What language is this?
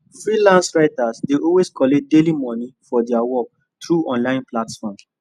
Nigerian Pidgin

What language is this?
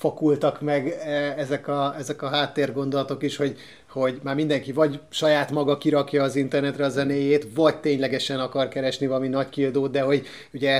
Hungarian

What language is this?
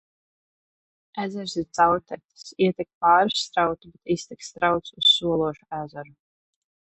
Latvian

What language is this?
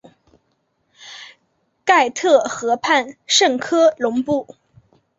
Chinese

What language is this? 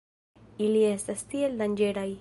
Esperanto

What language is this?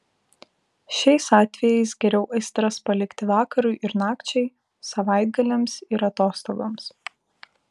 Lithuanian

